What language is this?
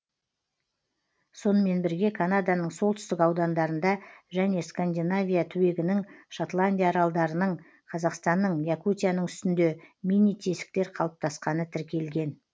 Kazakh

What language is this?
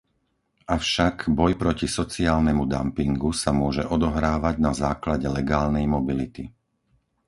Slovak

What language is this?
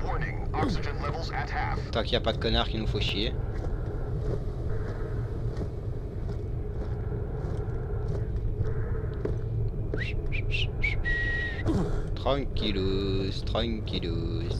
French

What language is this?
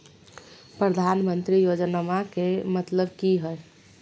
Magahi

